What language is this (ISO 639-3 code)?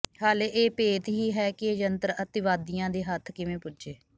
pan